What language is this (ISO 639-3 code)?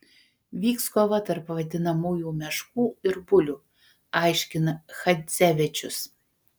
lit